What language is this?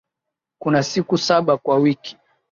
Swahili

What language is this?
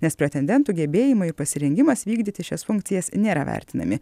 Lithuanian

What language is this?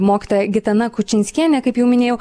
Lithuanian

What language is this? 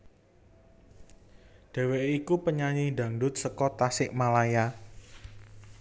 Javanese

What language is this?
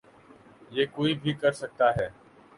Urdu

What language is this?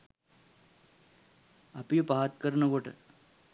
Sinhala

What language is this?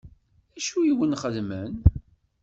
Kabyle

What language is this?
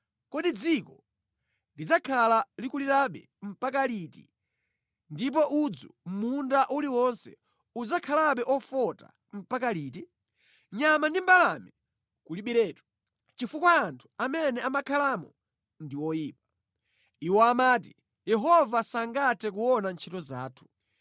Nyanja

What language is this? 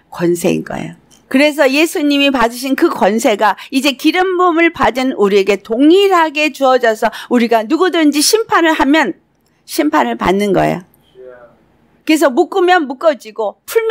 Korean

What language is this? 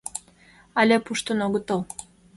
Mari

